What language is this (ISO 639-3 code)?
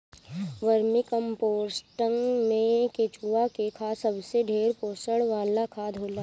bho